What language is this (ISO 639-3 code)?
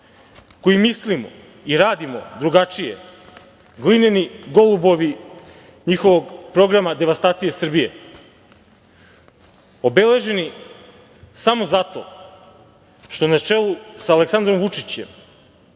srp